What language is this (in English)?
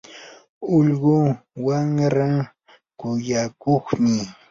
Yanahuanca Pasco Quechua